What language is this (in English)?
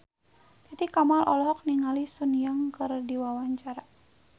Sundanese